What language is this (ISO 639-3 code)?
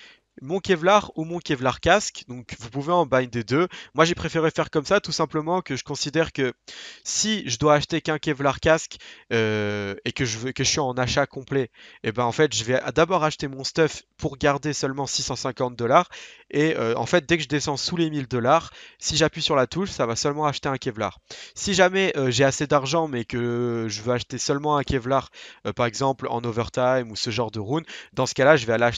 fra